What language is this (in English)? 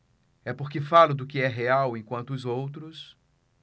Portuguese